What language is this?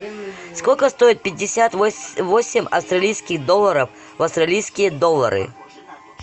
Russian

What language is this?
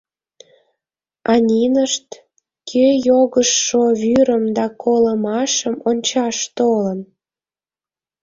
Mari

